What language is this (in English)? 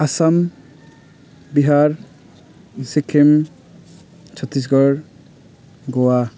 Nepali